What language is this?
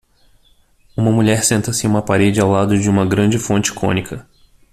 Portuguese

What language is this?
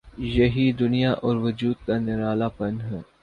Urdu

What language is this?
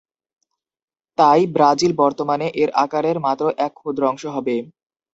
Bangla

